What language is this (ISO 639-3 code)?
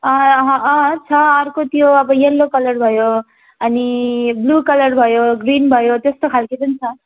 nep